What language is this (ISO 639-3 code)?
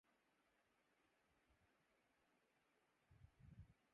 urd